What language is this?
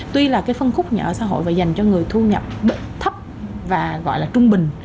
Vietnamese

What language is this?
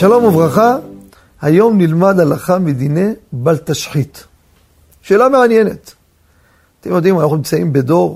Hebrew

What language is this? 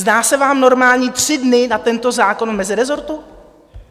Czech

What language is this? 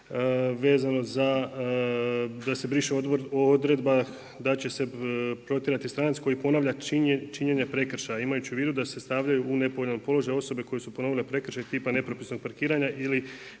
Croatian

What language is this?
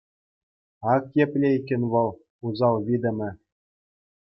Chuvash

